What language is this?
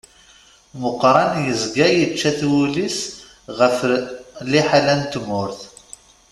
Kabyle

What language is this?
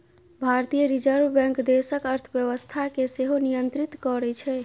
Maithili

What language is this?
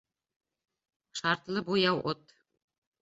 Bashkir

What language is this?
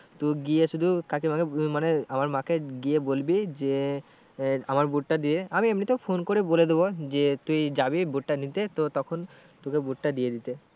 Bangla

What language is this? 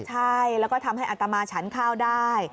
Thai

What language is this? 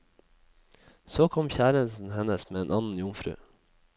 Norwegian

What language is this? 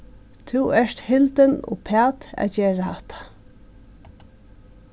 Faroese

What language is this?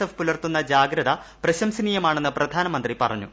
Malayalam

